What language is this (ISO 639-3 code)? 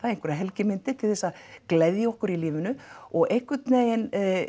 isl